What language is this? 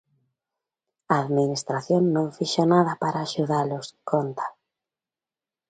Galician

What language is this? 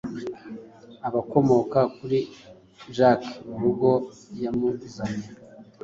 Kinyarwanda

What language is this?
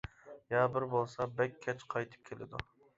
Uyghur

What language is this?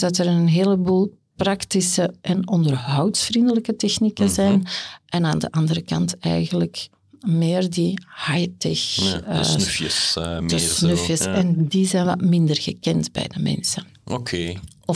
Dutch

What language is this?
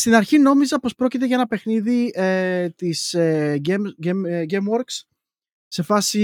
Greek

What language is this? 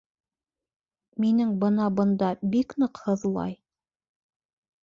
Bashkir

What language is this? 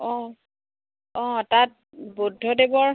Assamese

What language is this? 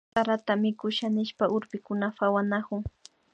Imbabura Highland Quichua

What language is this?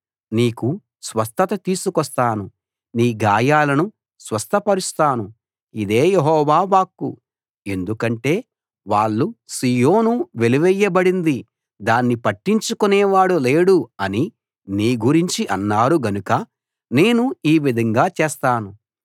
Telugu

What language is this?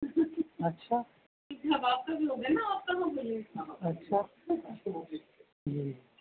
Urdu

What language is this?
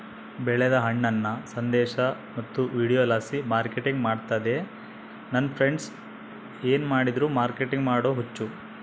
Kannada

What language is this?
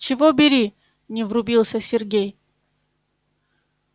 Russian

